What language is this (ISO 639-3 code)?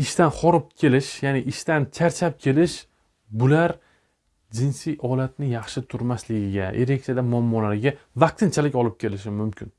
tur